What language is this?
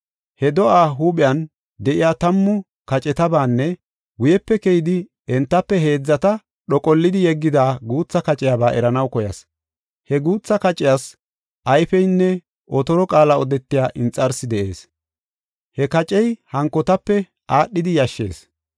Gofa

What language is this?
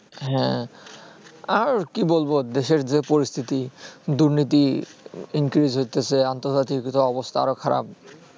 Bangla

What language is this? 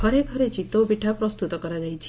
Odia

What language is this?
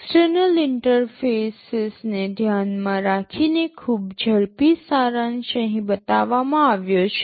Gujarati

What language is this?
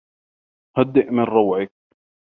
Arabic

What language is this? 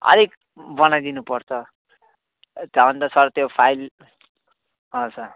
Nepali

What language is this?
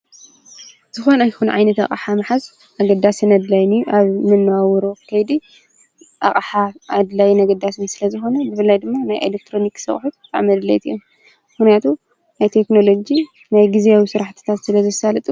Tigrinya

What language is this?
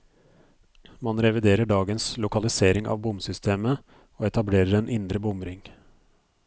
Norwegian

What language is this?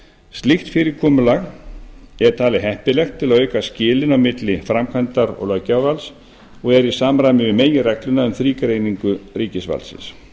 Icelandic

